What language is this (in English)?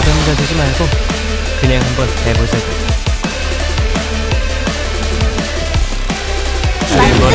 Korean